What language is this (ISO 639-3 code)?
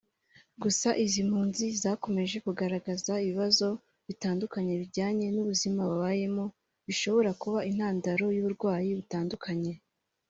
kin